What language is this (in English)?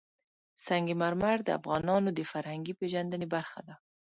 Pashto